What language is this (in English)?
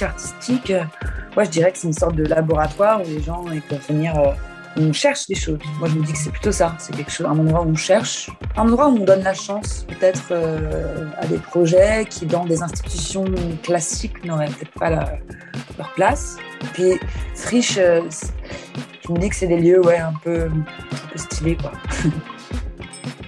French